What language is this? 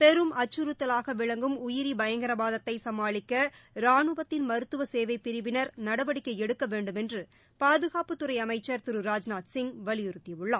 Tamil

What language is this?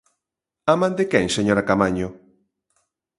Galician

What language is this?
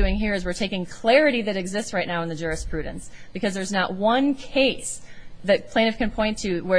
English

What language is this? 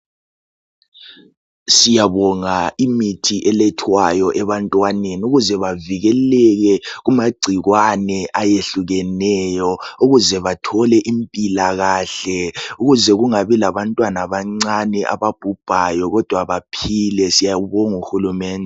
North Ndebele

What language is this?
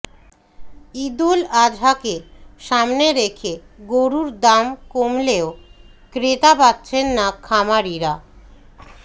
Bangla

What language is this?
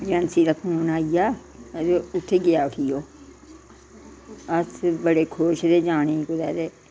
Dogri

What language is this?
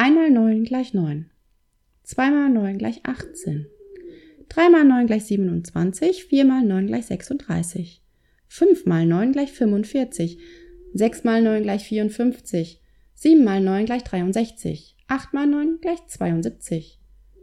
German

